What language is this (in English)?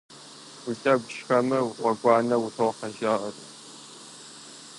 Kabardian